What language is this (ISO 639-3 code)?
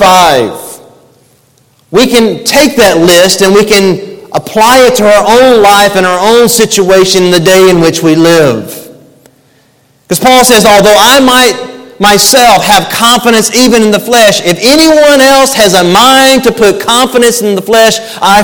eng